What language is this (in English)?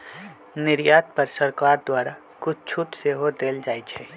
Magahi